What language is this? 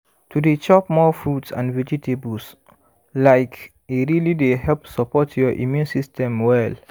Nigerian Pidgin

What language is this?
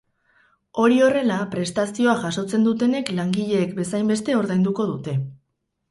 Basque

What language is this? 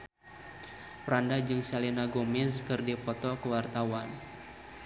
Sundanese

